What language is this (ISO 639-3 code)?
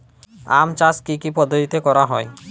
ben